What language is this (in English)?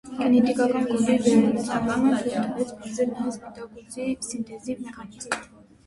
Armenian